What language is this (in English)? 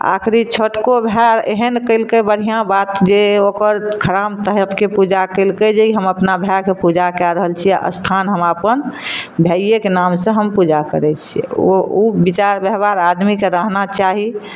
Maithili